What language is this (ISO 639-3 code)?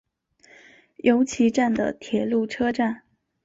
zho